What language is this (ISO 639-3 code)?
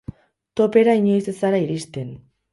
eus